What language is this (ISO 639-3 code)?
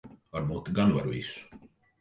lav